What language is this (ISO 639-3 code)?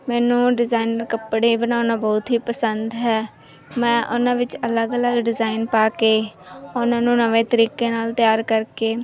pan